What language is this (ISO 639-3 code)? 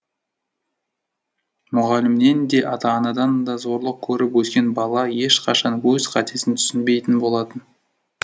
kaz